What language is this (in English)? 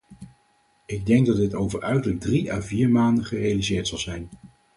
Dutch